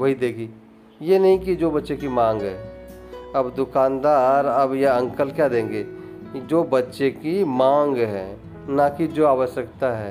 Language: Hindi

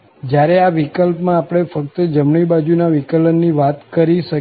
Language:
Gujarati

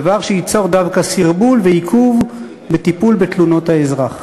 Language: Hebrew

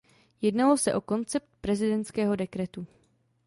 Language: Czech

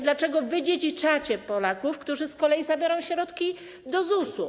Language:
Polish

